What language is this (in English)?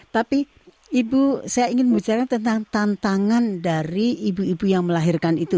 Indonesian